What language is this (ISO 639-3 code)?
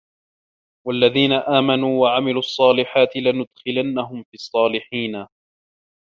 ara